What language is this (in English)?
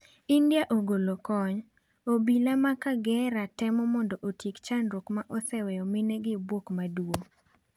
Luo (Kenya and Tanzania)